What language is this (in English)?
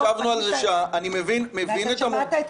Hebrew